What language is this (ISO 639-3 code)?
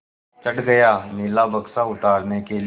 hin